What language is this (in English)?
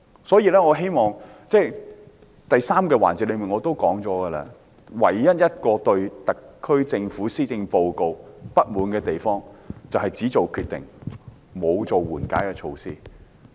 Cantonese